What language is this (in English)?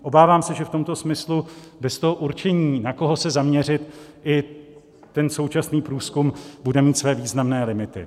Czech